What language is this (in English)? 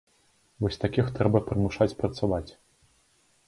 Belarusian